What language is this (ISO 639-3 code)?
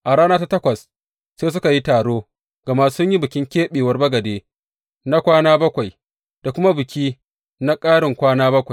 hau